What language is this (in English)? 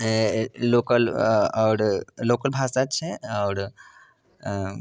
Maithili